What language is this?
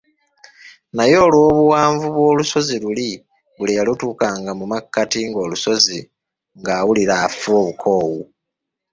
Ganda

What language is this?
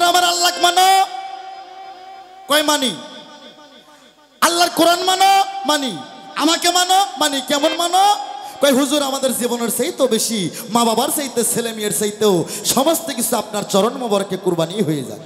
Arabic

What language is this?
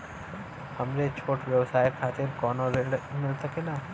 Bhojpuri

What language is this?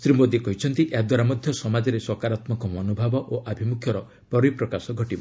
Odia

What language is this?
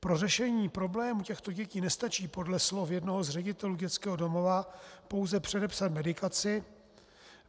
Czech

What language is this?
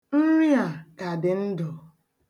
Igbo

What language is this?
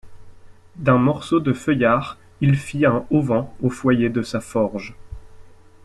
French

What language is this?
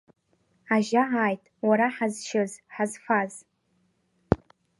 Abkhazian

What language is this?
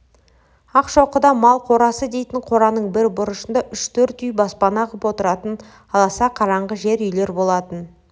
Kazakh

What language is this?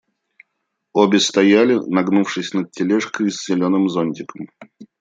Russian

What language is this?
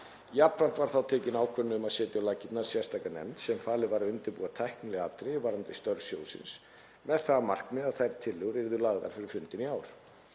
Icelandic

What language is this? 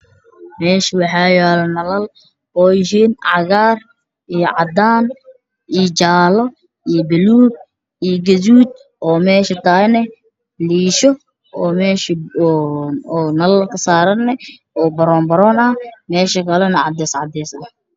Somali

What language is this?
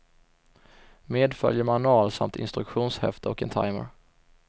Swedish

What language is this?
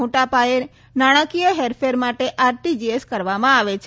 Gujarati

